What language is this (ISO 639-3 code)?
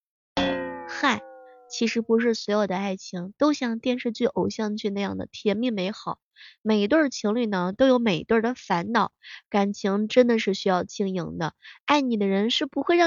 zho